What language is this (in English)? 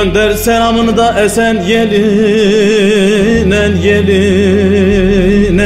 Turkish